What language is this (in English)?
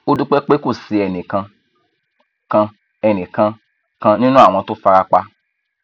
Yoruba